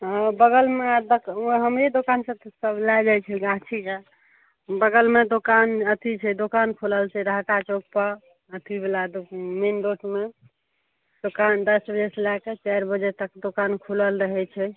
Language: Maithili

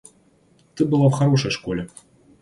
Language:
Russian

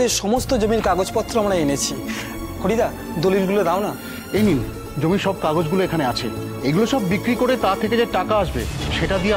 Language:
Korean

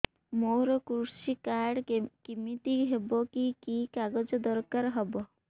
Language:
Odia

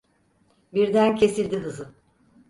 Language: Turkish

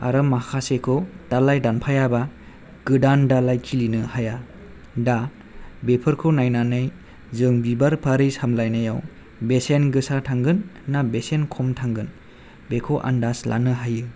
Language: Bodo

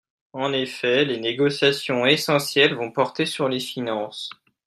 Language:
French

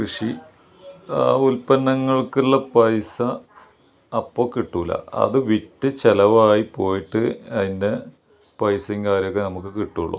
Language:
Malayalam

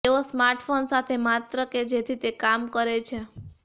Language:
Gujarati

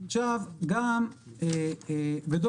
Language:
Hebrew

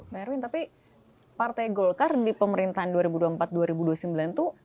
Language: Indonesian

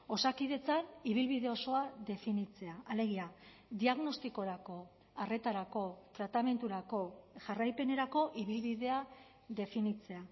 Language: Basque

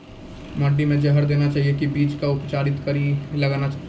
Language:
Maithili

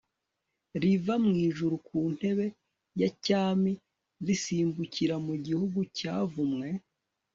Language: Kinyarwanda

